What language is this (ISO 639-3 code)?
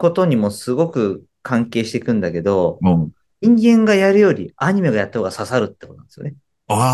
jpn